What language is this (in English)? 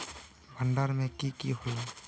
Magahi